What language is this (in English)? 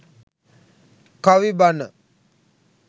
Sinhala